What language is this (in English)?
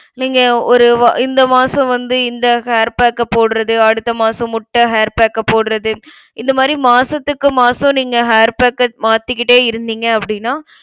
Tamil